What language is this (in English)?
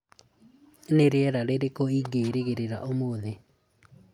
Kikuyu